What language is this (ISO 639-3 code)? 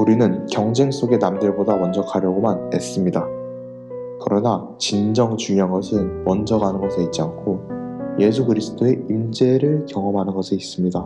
kor